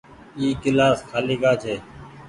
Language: Goaria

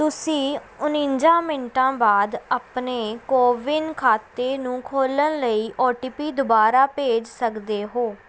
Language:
Punjabi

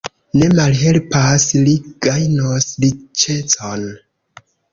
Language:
Esperanto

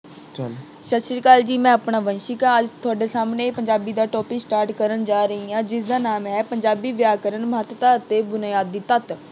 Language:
Punjabi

